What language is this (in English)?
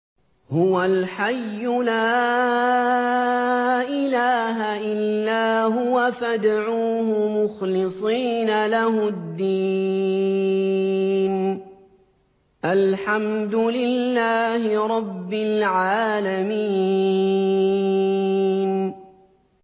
Arabic